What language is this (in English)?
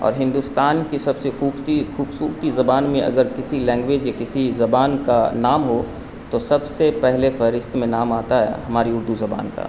Urdu